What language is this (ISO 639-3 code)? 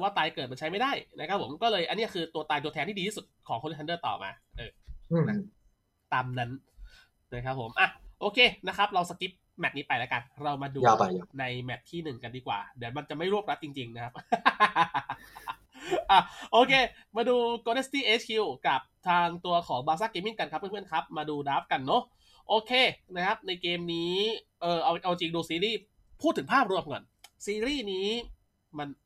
tha